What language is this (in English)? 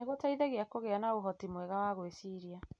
Kikuyu